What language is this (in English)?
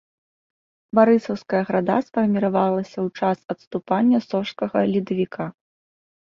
Belarusian